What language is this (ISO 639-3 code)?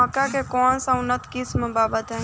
bho